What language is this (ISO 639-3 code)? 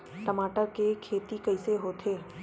hne